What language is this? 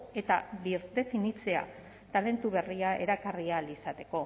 Basque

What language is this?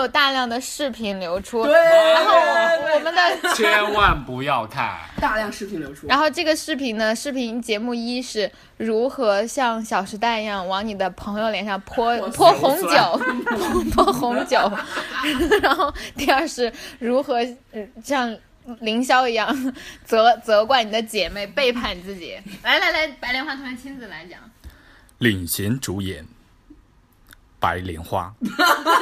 Chinese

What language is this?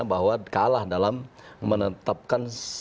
Indonesian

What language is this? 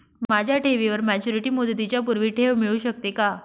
Marathi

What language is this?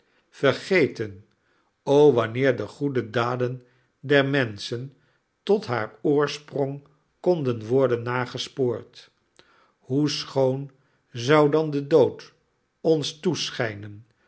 Dutch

